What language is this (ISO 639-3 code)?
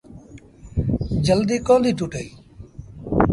sbn